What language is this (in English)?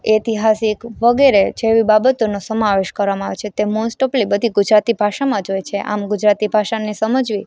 Gujarati